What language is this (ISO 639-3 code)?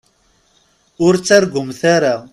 kab